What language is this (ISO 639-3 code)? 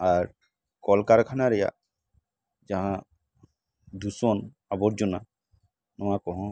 sat